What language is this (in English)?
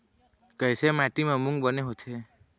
Chhattisgarhi